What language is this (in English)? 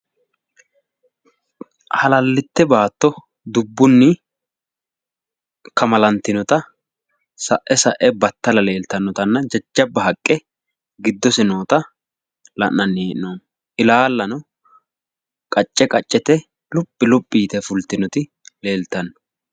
Sidamo